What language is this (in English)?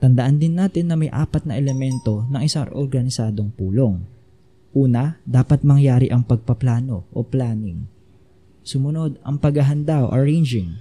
Filipino